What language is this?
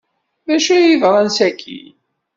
Kabyle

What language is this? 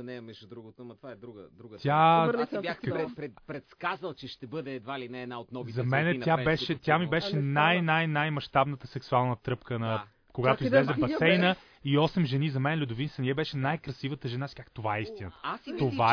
Bulgarian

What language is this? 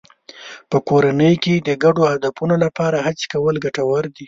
Pashto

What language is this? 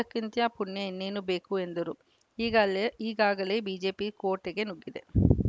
Kannada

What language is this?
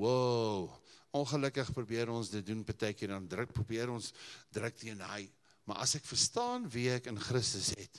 English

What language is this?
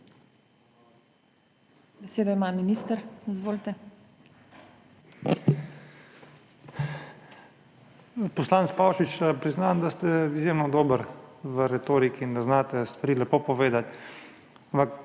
Slovenian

